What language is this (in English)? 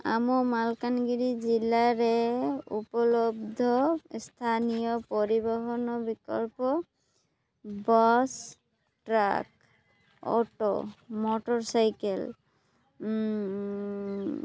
Odia